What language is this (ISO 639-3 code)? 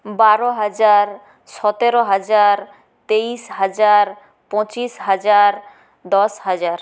ben